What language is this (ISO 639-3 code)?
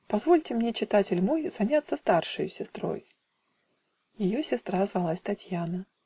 rus